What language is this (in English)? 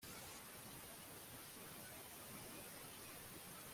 Kinyarwanda